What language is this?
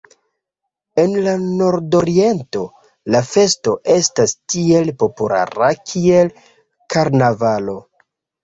Esperanto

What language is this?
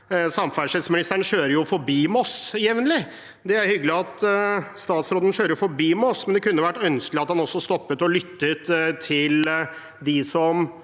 Norwegian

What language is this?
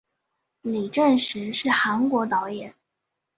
Chinese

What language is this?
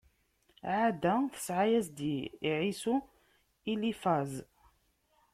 Kabyle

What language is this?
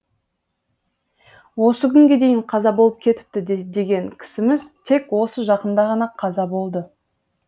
Kazakh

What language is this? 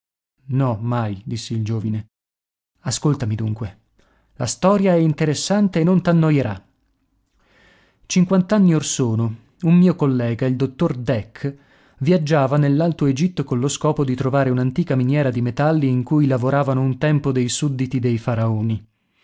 Italian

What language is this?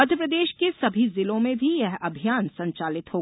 Hindi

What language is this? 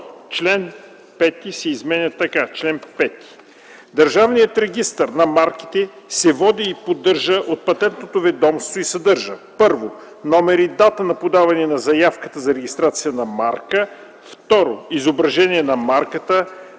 Bulgarian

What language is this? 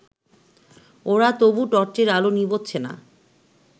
Bangla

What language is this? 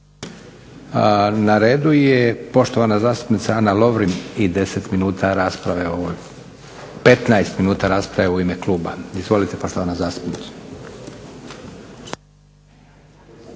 Croatian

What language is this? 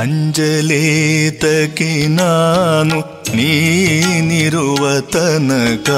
Kannada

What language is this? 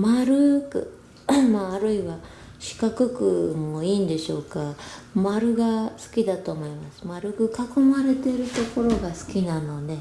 Japanese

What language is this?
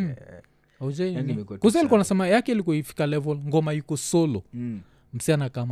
Swahili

